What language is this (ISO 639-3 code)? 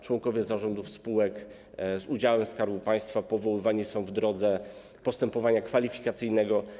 pol